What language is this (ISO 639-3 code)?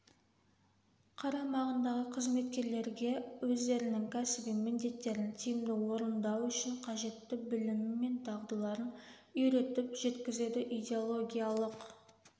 kaz